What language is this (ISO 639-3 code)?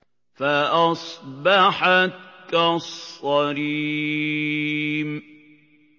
ara